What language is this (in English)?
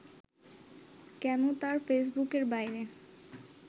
Bangla